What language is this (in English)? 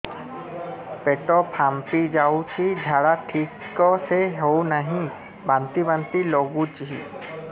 Odia